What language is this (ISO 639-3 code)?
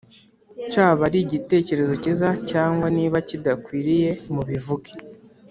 kin